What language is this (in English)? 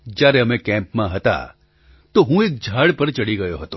Gujarati